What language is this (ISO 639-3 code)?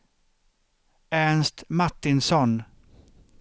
swe